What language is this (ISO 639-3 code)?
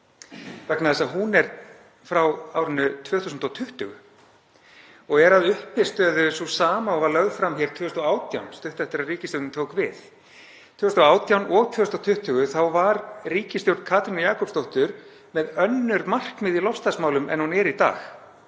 isl